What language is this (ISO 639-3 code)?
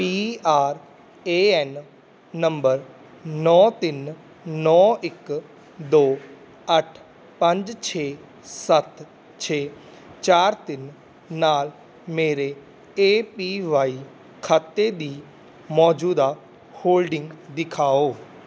pan